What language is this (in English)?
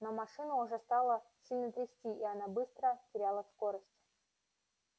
Russian